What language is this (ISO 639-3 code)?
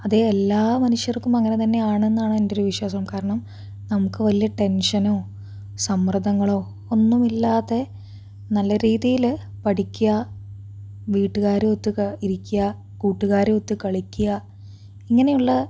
mal